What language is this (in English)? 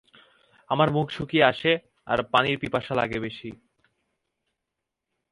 Bangla